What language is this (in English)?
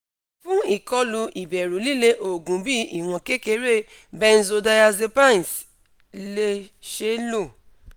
Yoruba